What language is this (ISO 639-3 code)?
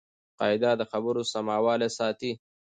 pus